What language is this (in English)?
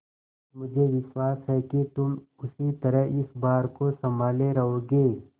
Hindi